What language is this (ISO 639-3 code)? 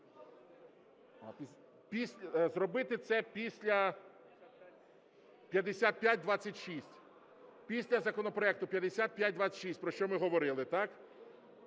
ukr